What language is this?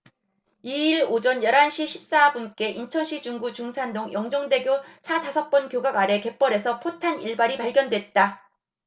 Korean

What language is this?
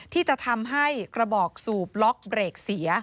Thai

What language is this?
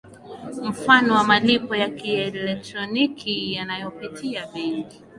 Swahili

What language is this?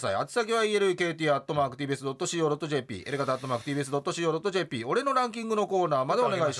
Japanese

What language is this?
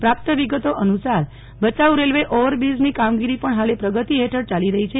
Gujarati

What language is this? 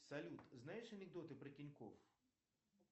Russian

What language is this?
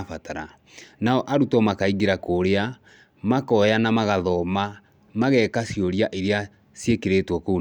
Kikuyu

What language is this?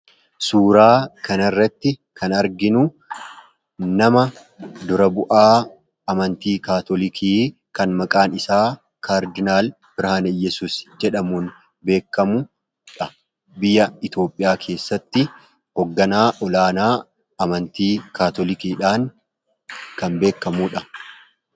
Oromo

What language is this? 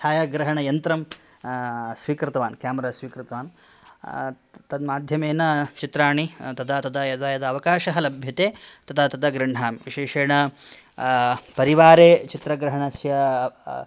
Sanskrit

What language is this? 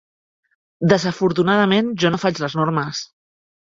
Catalan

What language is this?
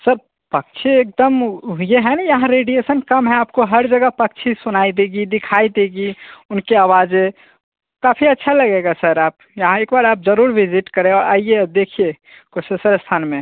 Hindi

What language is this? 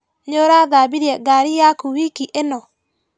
Kikuyu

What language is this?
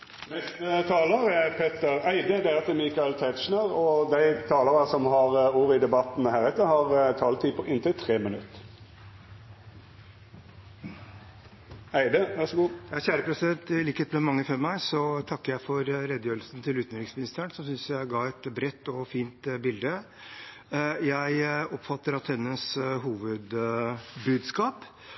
Norwegian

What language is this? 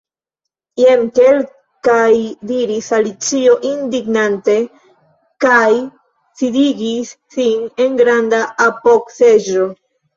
Esperanto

